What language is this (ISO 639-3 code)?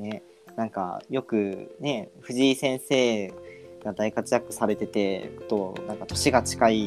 jpn